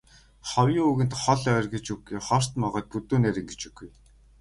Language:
Mongolian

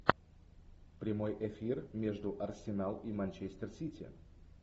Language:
Russian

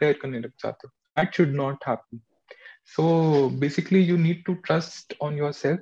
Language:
Hindi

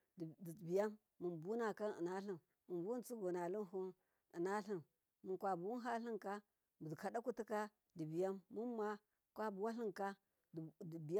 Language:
Miya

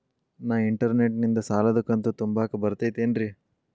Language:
Kannada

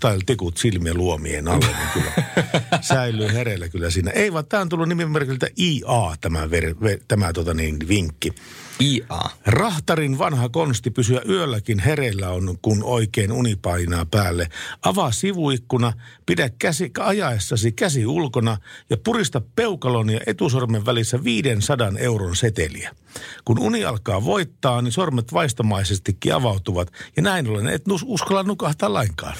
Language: Finnish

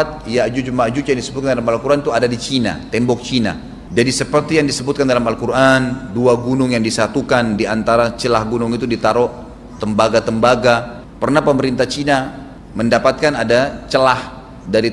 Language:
Indonesian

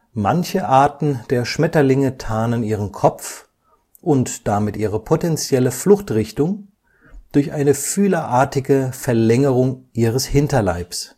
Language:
German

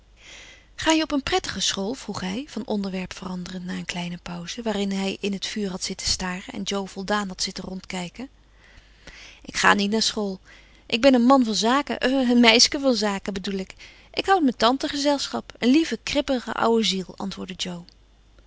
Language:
Dutch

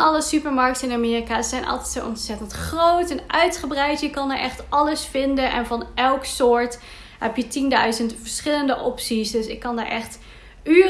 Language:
Dutch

